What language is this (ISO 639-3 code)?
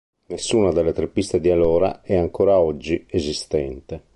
ita